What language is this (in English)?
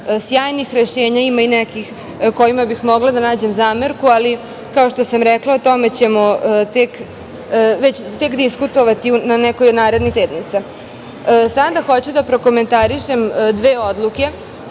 Serbian